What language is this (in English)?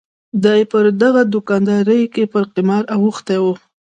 Pashto